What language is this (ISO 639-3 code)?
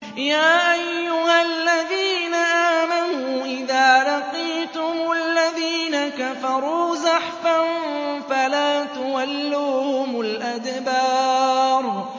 ara